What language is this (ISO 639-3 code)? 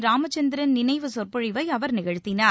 tam